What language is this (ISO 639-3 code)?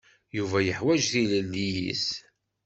kab